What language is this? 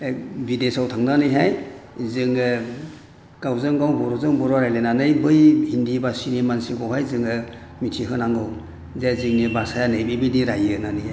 Bodo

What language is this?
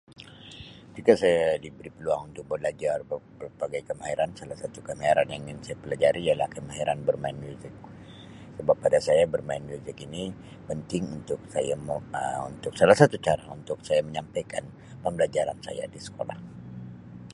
Sabah Malay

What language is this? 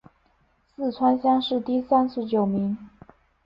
Chinese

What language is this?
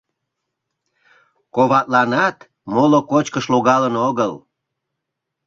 Mari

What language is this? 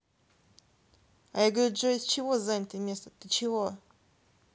Russian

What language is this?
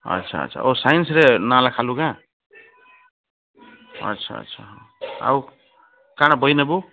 Odia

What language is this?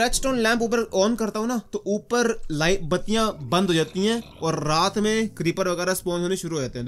Hindi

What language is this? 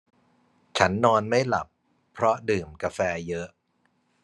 Thai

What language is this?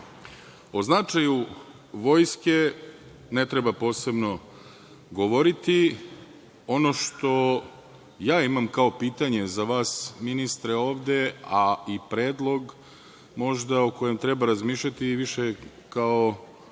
Serbian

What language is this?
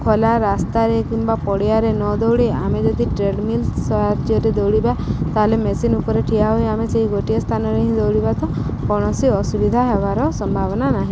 Odia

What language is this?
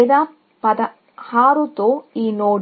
Telugu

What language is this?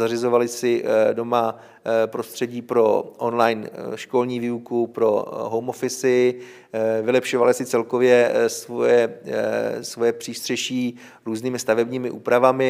Czech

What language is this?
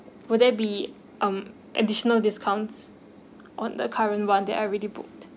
English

